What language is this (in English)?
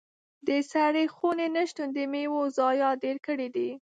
Pashto